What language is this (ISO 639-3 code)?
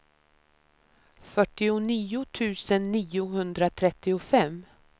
swe